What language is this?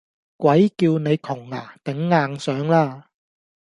Cantonese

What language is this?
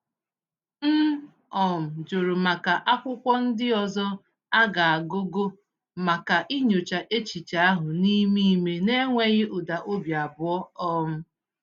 Igbo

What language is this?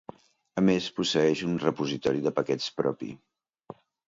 Catalan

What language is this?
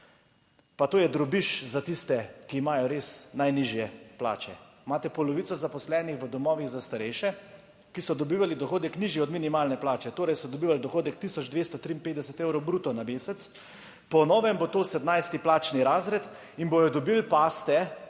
Slovenian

